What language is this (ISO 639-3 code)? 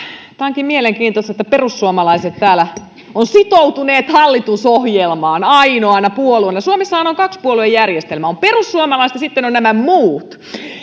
fin